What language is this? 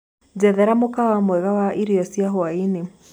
Kikuyu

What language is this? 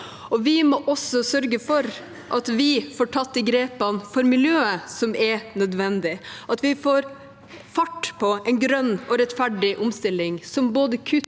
Norwegian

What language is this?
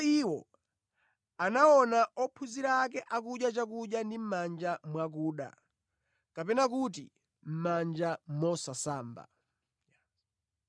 Nyanja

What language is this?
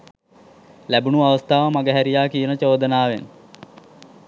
Sinhala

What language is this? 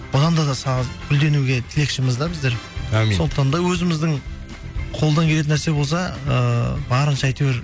Kazakh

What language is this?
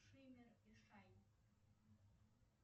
Russian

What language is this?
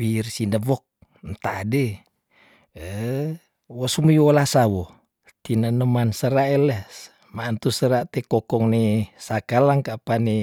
Tondano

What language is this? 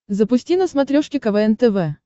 Russian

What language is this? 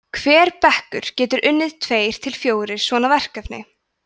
Icelandic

